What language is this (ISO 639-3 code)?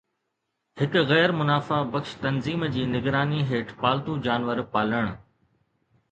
snd